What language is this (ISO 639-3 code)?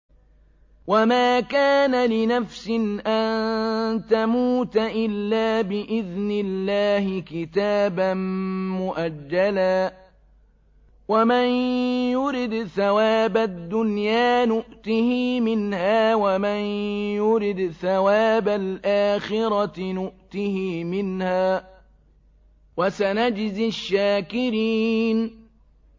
ara